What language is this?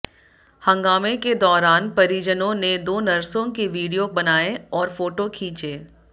Hindi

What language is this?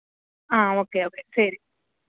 Malayalam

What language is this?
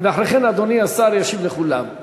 Hebrew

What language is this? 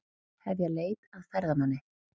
Icelandic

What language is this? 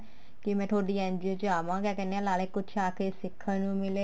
Punjabi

